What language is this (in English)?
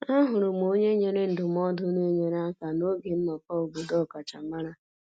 Igbo